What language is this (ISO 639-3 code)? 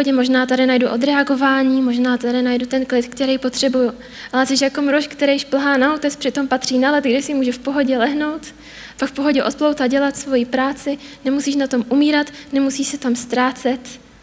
ces